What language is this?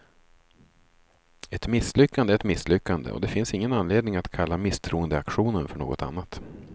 Swedish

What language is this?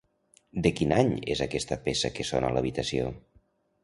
Catalan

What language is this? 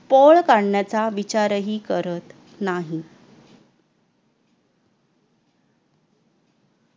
Marathi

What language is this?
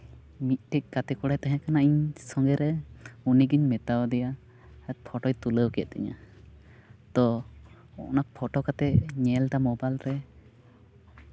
Santali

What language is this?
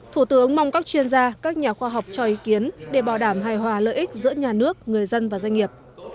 Vietnamese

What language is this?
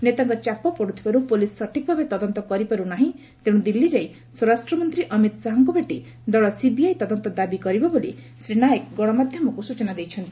Odia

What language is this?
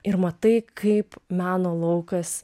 Lithuanian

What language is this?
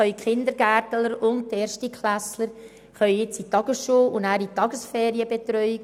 Swiss German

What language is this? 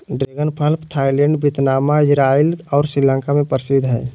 Magahi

